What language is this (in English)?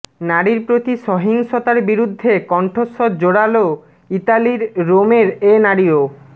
Bangla